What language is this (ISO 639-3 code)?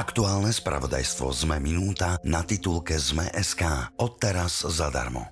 slk